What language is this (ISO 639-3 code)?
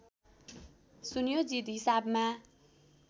nep